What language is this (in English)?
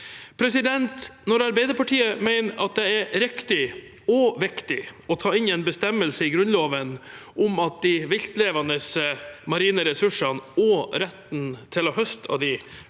Norwegian